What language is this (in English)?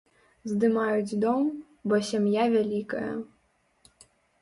Belarusian